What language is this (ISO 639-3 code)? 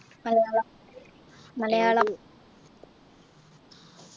mal